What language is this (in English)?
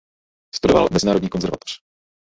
Czech